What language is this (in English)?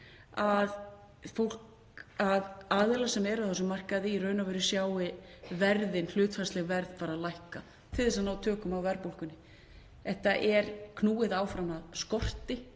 Icelandic